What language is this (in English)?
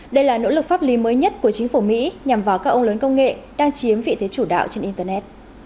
Vietnamese